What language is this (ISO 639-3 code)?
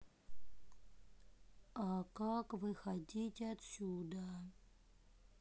rus